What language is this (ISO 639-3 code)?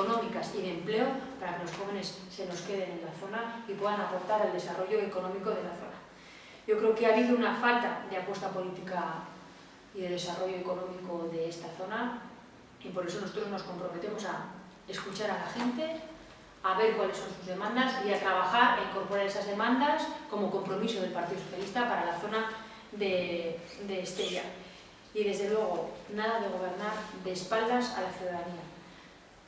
spa